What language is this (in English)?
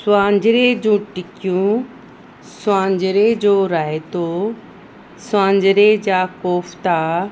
Sindhi